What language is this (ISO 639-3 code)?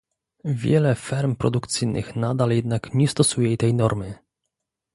pol